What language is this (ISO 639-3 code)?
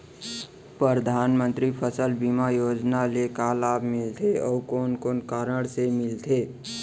hne